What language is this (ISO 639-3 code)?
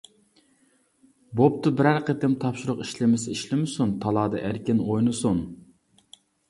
uig